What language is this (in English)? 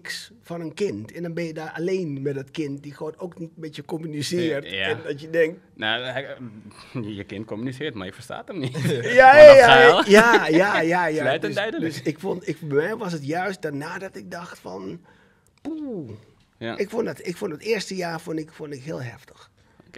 Dutch